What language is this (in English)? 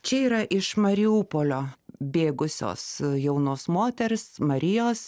Lithuanian